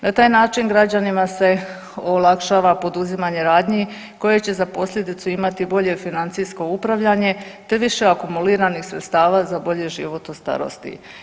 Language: Croatian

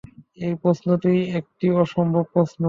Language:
Bangla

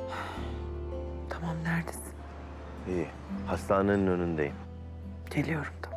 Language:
Turkish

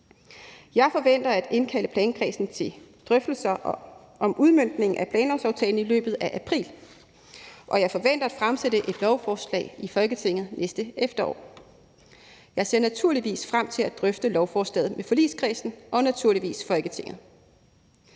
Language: Danish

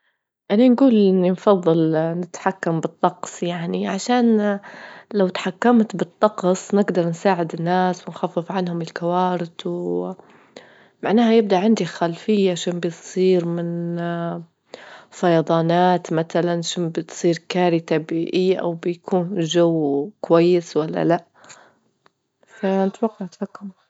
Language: Libyan Arabic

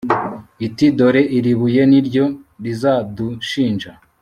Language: Kinyarwanda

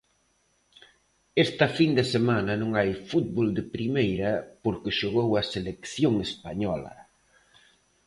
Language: Galician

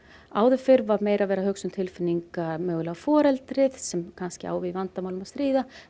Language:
Icelandic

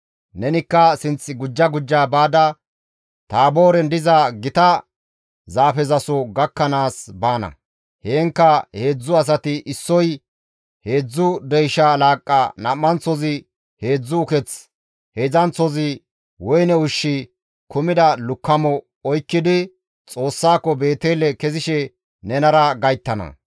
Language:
Gamo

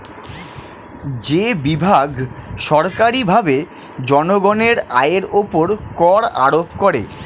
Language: Bangla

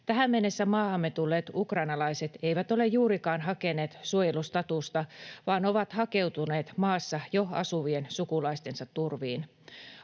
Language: Finnish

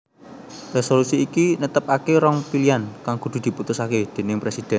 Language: Javanese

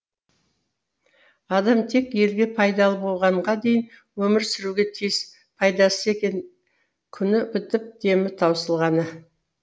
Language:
Kazakh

